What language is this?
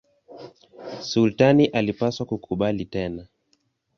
Swahili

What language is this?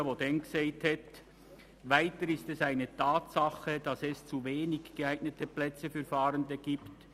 Swiss German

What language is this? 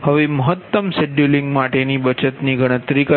Gujarati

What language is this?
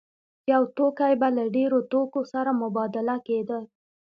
Pashto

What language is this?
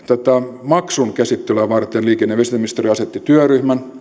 Finnish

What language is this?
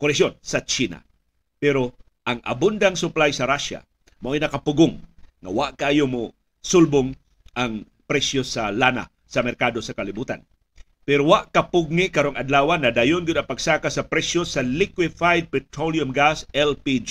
Filipino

